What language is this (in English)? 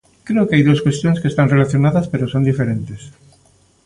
Galician